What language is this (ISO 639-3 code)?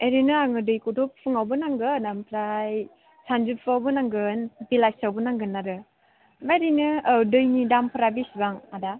brx